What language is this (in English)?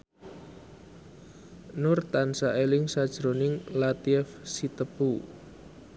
Javanese